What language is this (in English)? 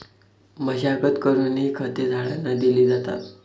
Marathi